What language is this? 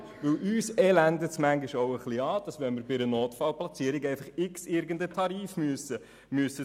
Swiss German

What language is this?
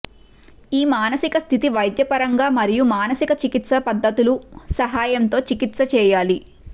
Telugu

